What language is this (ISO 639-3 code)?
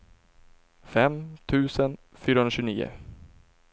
swe